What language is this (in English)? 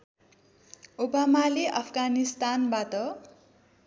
Nepali